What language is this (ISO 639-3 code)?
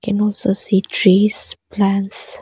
eng